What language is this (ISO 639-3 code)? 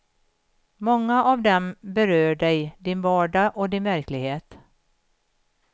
swe